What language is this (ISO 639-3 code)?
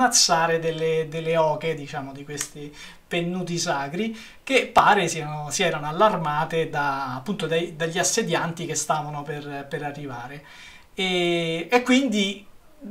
ita